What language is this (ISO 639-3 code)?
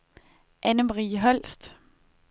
dan